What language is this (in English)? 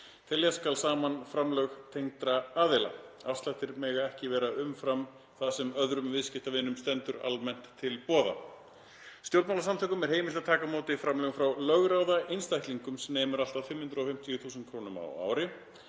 Icelandic